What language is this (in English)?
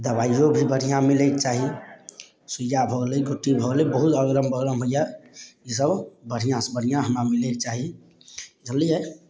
Maithili